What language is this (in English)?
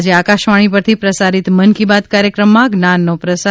Gujarati